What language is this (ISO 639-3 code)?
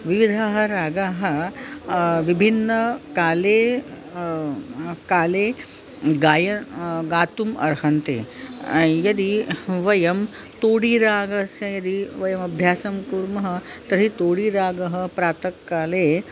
san